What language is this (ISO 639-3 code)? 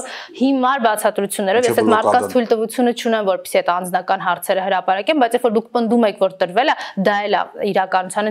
ron